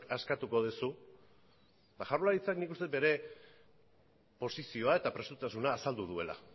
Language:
Basque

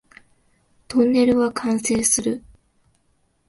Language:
Japanese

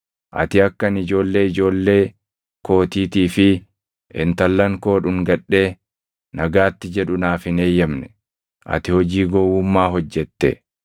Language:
Oromo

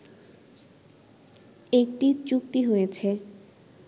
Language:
Bangla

